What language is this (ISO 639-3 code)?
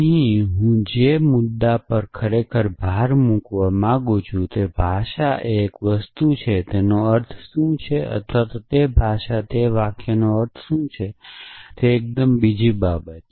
guj